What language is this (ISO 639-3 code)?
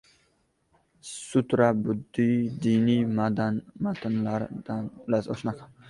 uzb